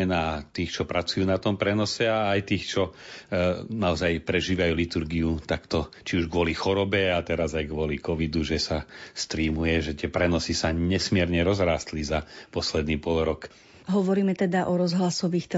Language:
Slovak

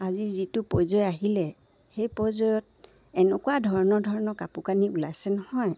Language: Assamese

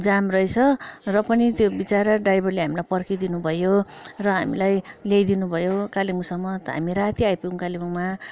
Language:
Nepali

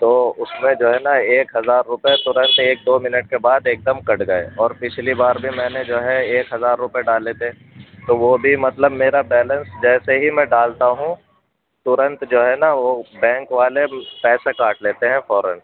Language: Urdu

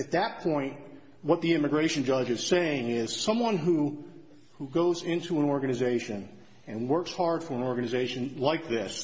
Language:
English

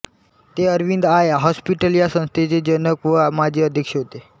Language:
Marathi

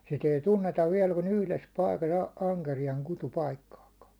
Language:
Finnish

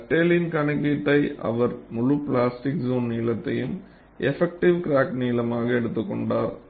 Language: Tamil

